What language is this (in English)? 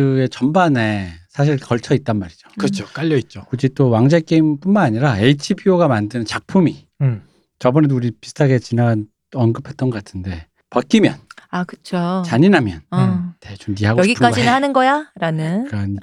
Korean